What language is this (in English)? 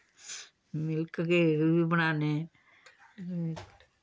Dogri